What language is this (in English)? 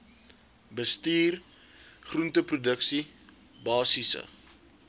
Afrikaans